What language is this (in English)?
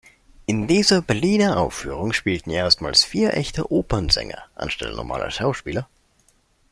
German